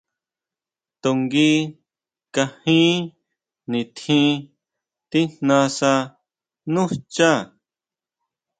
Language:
Huautla Mazatec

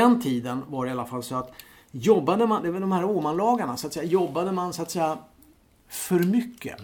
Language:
Swedish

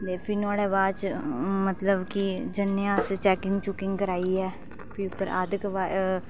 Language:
Dogri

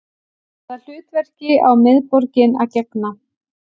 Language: Icelandic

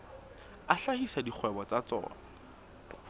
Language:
Southern Sotho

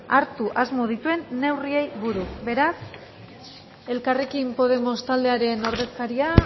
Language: Basque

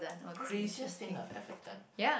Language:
English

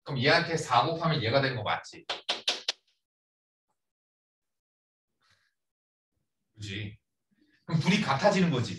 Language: Korean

